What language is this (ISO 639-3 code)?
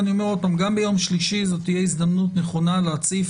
heb